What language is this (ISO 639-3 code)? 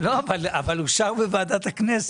heb